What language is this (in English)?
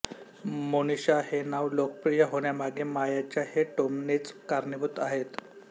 Marathi